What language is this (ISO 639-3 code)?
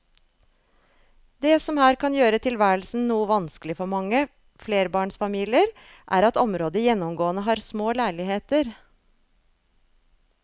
nor